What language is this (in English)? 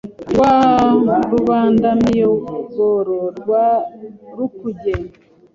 Kinyarwanda